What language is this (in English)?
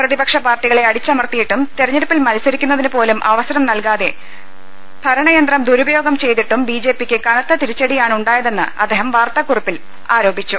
Malayalam